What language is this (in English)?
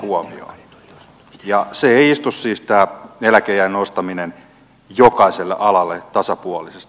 Finnish